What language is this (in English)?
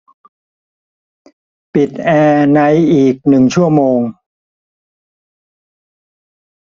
Thai